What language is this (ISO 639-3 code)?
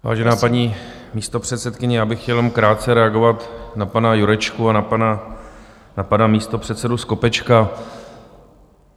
ces